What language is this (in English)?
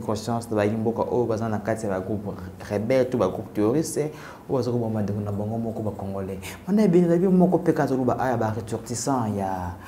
French